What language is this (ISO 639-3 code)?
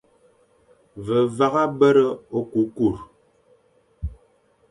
fan